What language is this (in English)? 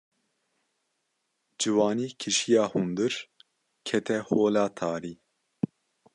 Kurdish